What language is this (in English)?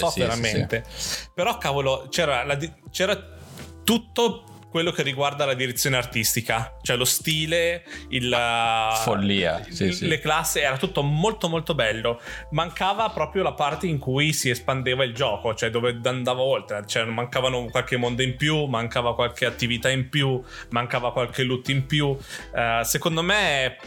Italian